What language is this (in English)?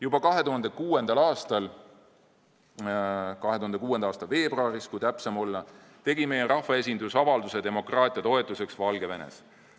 Estonian